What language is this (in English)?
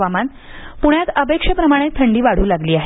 Marathi